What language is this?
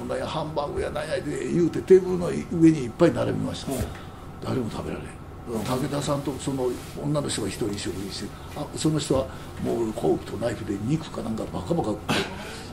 Japanese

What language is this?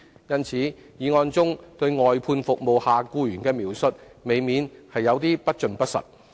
Cantonese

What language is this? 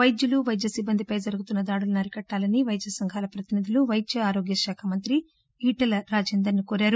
Telugu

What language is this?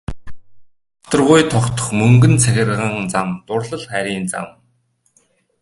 Mongolian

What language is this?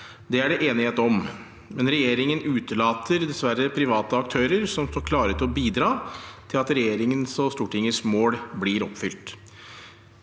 Norwegian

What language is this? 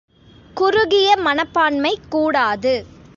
Tamil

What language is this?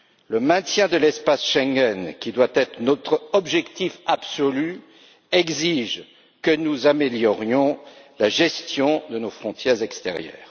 French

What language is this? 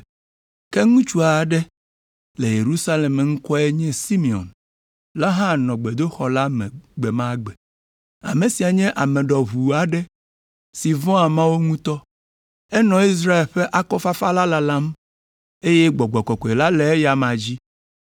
Ewe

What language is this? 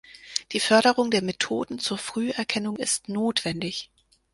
German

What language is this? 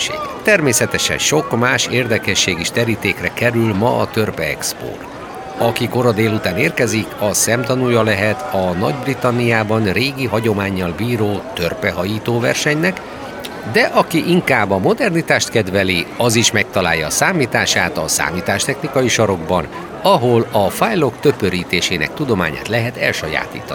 Hungarian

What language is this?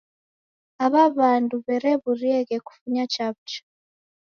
Taita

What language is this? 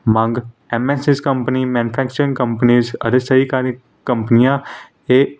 Punjabi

